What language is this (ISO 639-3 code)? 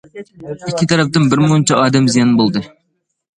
uig